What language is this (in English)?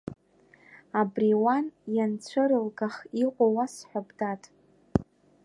Abkhazian